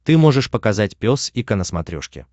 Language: Russian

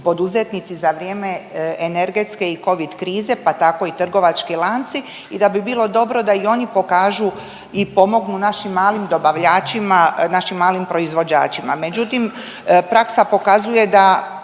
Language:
Croatian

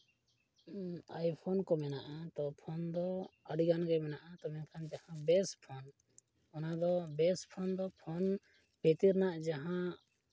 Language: Santali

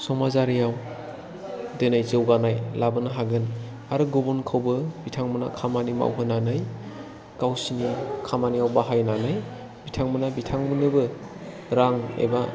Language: Bodo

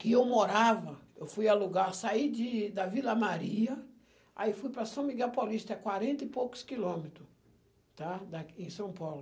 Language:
Portuguese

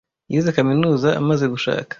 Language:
Kinyarwanda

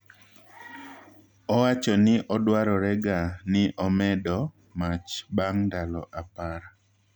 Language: Luo (Kenya and Tanzania)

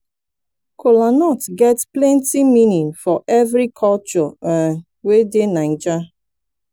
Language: Nigerian Pidgin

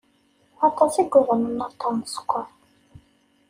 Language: Kabyle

